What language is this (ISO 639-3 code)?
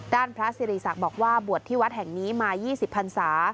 tha